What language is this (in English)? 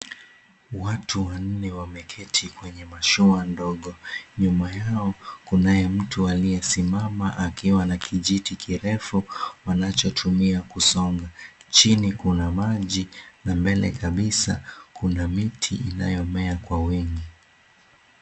Swahili